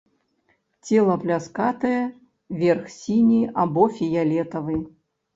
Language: Belarusian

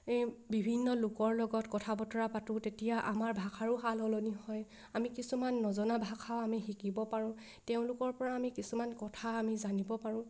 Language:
Assamese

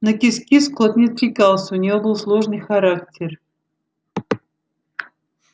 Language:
Russian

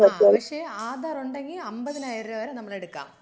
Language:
Malayalam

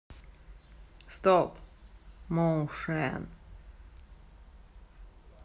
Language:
Russian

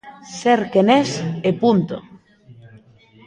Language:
Galician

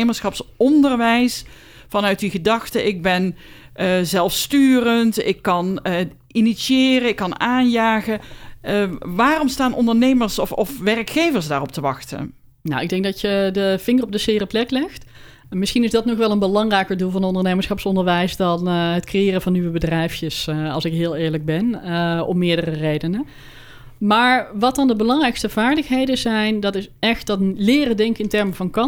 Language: Dutch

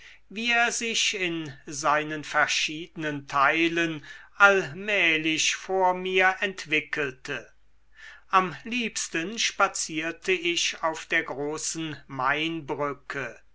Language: German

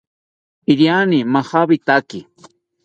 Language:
South Ucayali Ashéninka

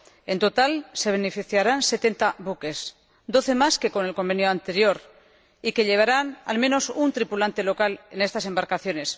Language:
Spanish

